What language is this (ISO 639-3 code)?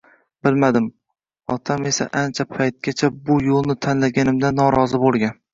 uzb